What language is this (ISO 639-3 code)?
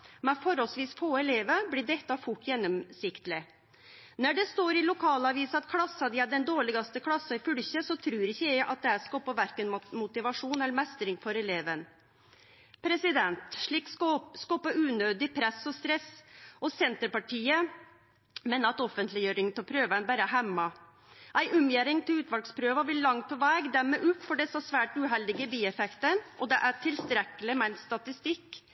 nno